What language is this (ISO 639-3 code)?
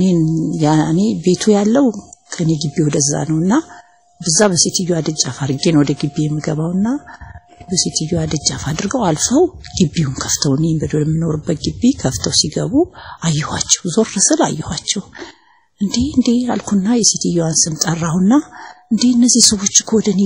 ara